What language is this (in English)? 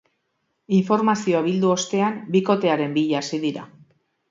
Basque